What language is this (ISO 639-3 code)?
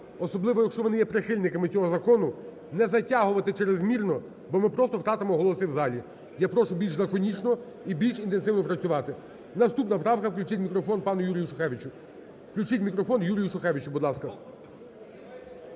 ukr